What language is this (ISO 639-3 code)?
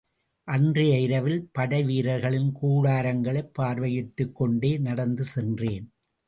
tam